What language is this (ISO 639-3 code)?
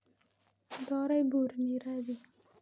som